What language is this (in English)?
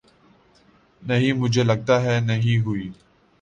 Urdu